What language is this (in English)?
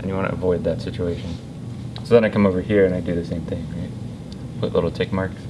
English